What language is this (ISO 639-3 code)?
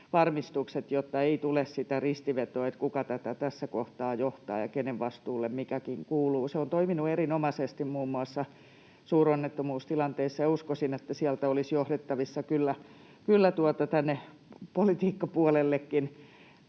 fin